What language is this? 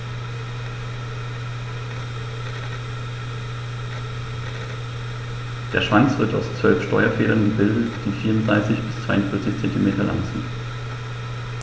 German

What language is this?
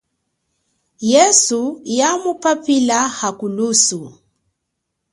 Chokwe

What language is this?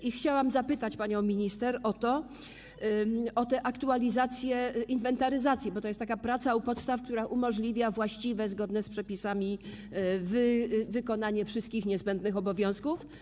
Polish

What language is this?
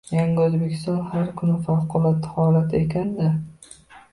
Uzbek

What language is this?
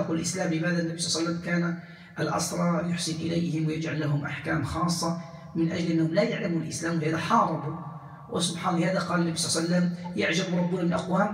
Arabic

